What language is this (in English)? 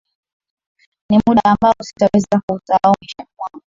Swahili